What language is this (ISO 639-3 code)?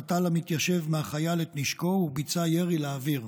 heb